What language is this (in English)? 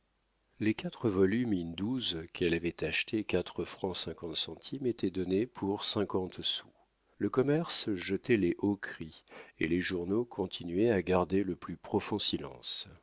French